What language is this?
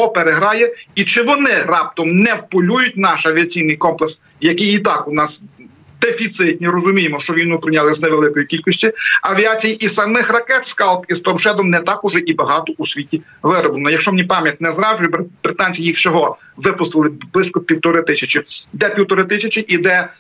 Ukrainian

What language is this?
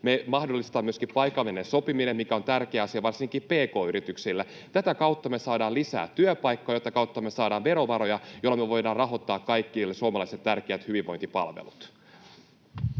Finnish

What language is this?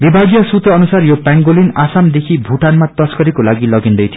Nepali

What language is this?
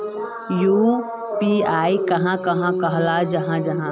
Magahi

